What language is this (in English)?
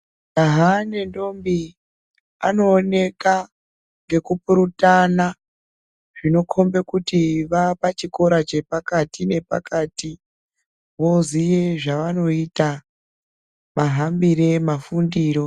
Ndau